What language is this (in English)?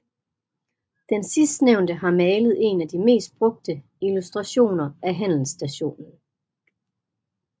Danish